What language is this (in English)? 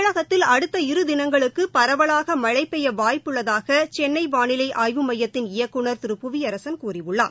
Tamil